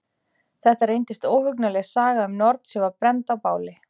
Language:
Icelandic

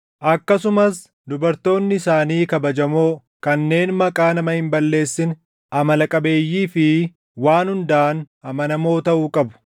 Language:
Oromo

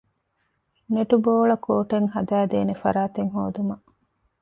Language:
Divehi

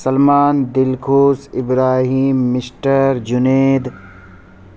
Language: Urdu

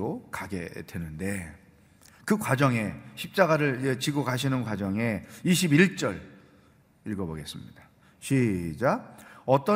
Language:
Korean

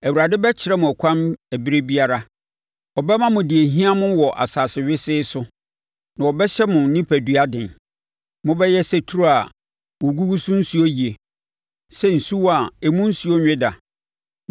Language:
Akan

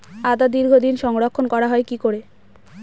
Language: Bangla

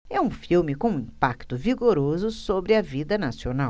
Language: Portuguese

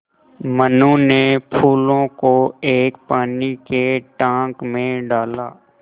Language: Hindi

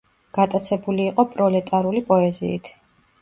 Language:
Georgian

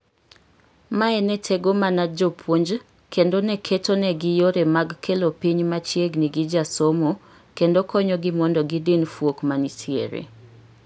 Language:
Luo (Kenya and Tanzania)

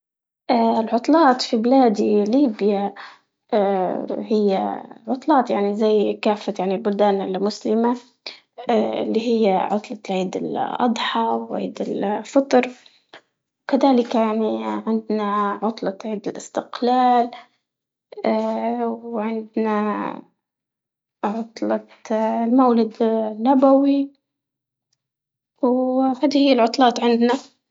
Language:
Libyan Arabic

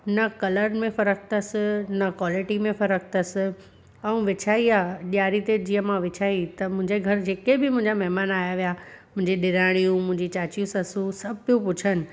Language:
Sindhi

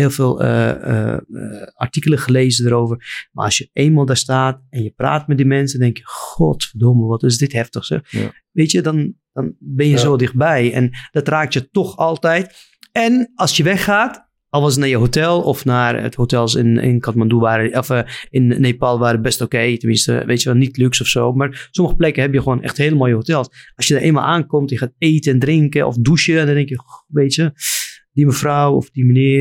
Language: Dutch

